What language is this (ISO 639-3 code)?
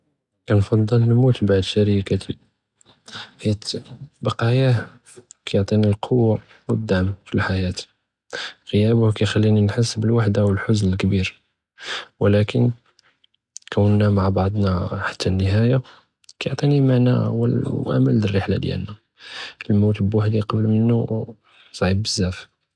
jrb